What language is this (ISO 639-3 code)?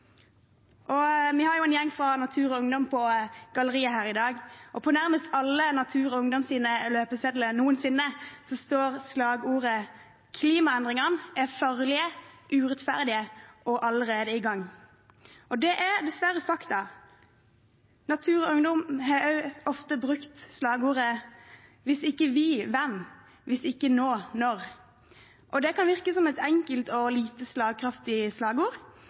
nob